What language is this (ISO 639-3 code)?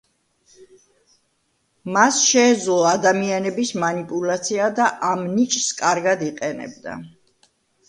kat